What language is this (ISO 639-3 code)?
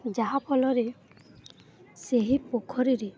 ori